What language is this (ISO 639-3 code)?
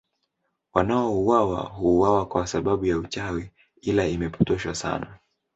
swa